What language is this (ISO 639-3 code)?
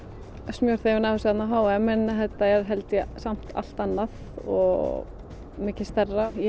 isl